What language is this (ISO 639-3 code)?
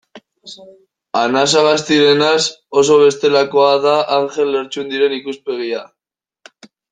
eus